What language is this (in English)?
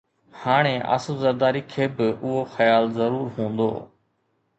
Sindhi